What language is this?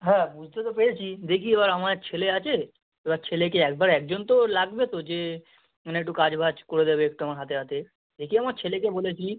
Bangla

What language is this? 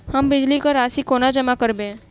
Maithili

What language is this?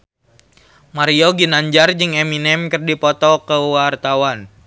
Sundanese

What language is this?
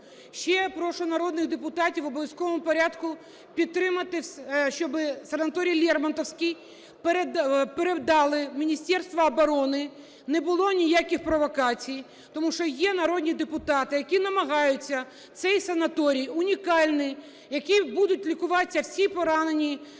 Ukrainian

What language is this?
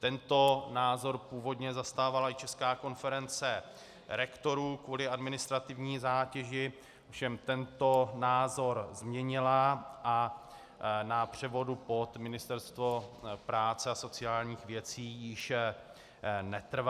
Czech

